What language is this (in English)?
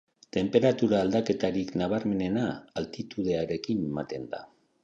Basque